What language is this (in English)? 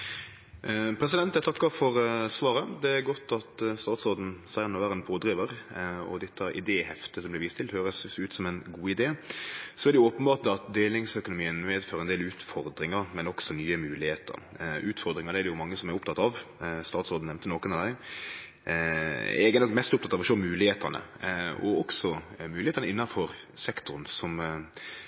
Norwegian Nynorsk